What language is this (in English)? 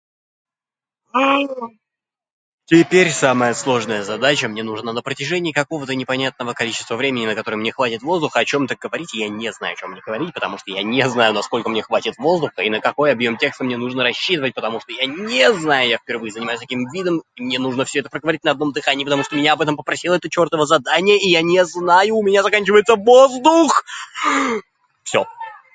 Russian